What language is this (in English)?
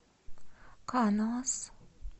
Russian